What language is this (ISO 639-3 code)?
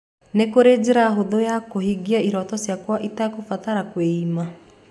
kik